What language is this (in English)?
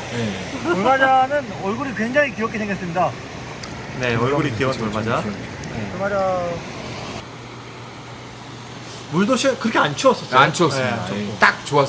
Korean